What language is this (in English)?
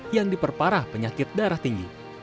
Indonesian